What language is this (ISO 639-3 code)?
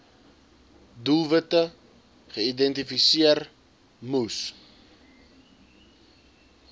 afr